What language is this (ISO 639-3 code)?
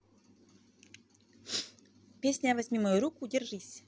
rus